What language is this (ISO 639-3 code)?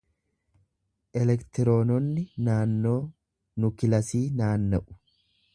orm